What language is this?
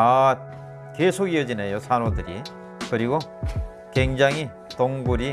Korean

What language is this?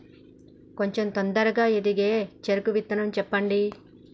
Telugu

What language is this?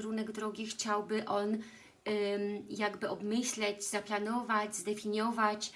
Polish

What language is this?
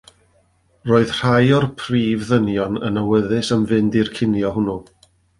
Welsh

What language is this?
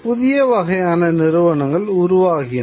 Tamil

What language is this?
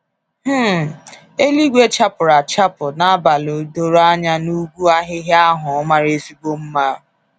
Igbo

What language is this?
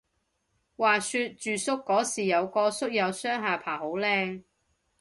Cantonese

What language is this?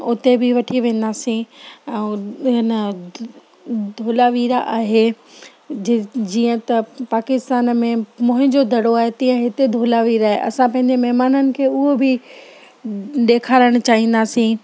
Sindhi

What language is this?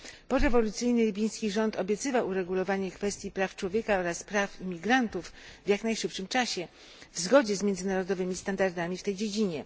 Polish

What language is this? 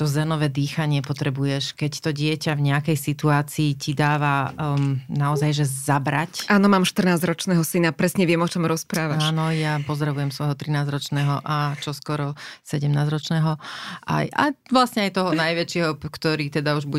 Slovak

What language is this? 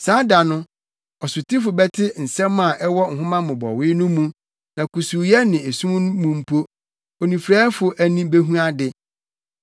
Akan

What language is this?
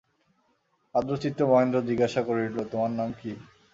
Bangla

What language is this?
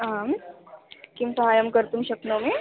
Sanskrit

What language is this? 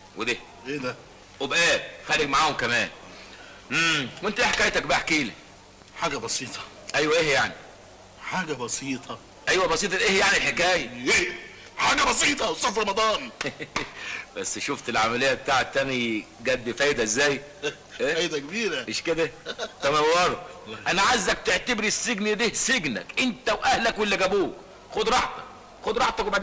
Arabic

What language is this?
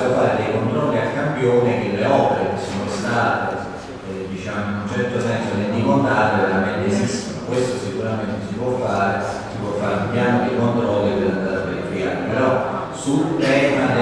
Italian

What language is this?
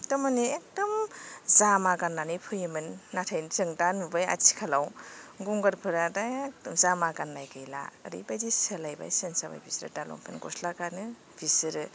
Bodo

